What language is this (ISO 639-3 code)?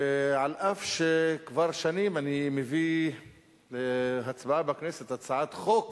heb